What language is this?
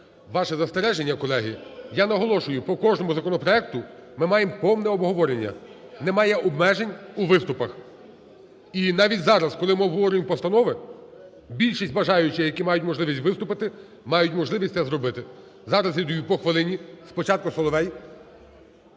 Ukrainian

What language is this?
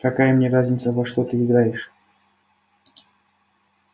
Russian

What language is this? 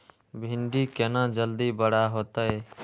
Maithili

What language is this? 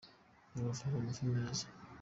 Kinyarwanda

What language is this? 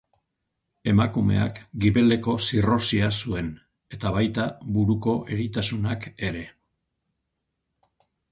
Basque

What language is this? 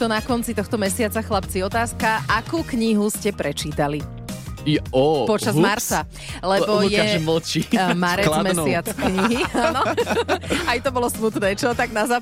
Slovak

